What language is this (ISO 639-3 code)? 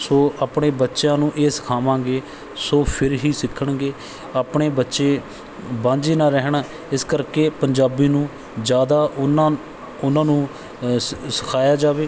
pan